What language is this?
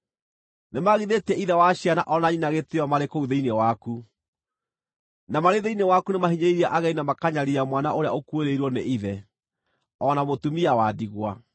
Kikuyu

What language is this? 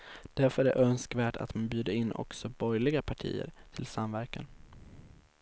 Swedish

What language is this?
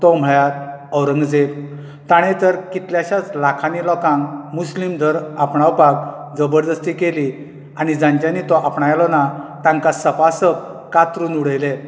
Konkani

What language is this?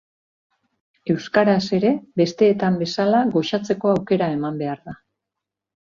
Basque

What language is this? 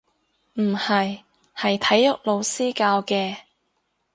Cantonese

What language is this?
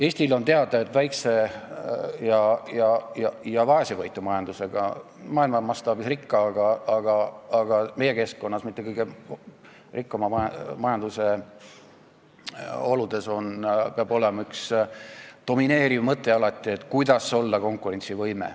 Estonian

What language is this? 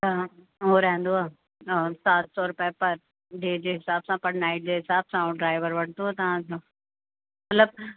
Sindhi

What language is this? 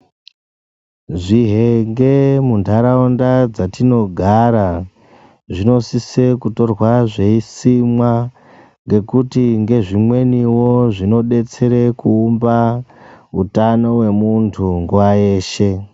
Ndau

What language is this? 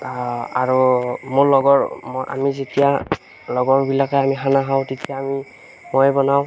Assamese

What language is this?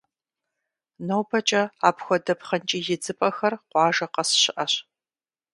Kabardian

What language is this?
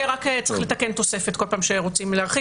Hebrew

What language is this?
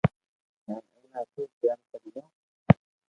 Loarki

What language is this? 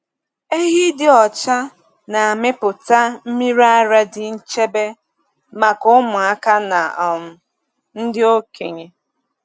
Igbo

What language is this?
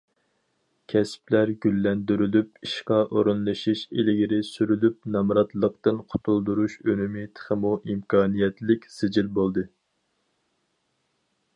Uyghur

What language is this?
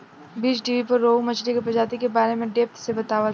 Bhojpuri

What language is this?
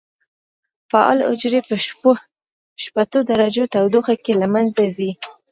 Pashto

